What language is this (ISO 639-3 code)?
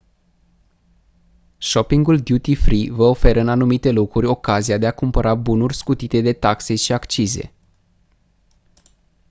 ron